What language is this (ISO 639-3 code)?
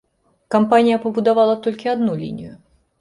bel